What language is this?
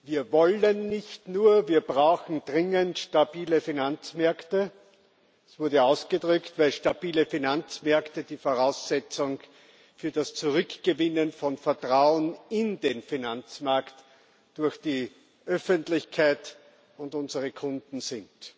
German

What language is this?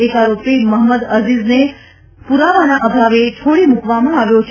Gujarati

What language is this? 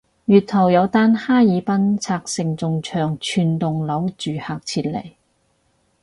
Cantonese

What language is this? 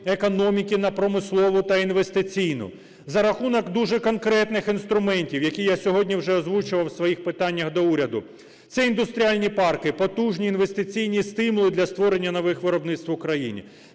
Ukrainian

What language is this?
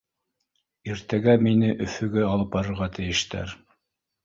Bashkir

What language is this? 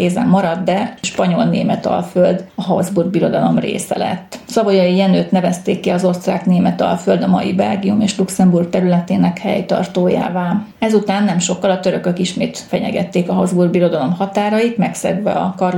Hungarian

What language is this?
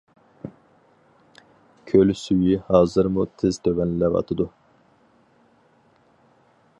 Uyghur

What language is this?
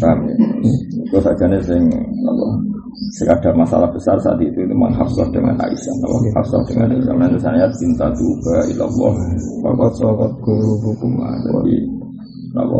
Malay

